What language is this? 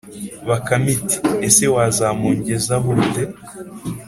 Kinyarwanda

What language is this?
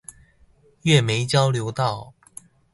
Chinese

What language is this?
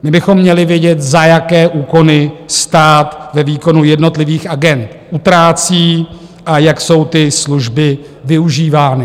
Czech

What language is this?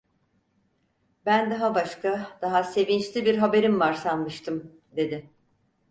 Turkish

